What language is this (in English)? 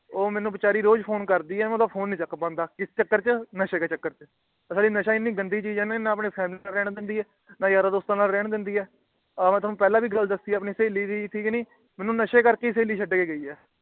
Punjabi